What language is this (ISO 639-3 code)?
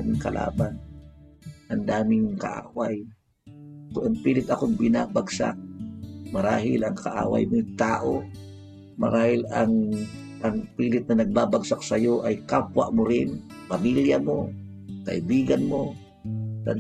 fil